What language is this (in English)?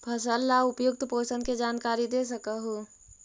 Magahi